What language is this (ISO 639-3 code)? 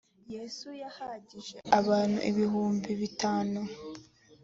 kin